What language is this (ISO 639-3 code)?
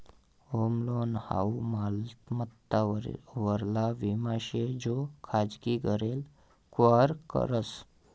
mar